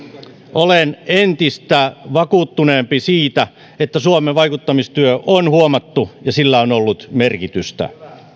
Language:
Finnish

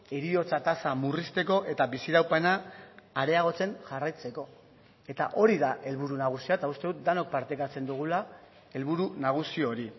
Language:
Basque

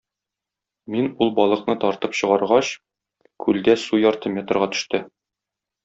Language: Tatar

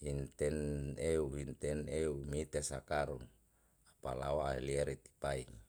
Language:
Yalahatan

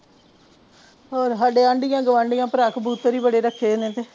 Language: Punjabi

